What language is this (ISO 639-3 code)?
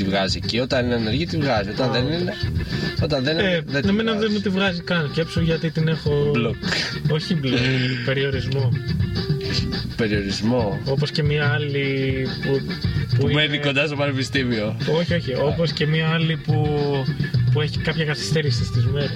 ell